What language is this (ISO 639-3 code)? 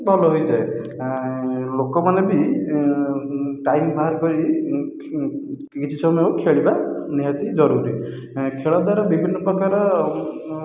ori